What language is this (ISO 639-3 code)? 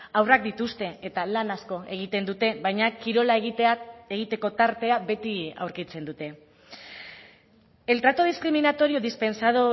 eus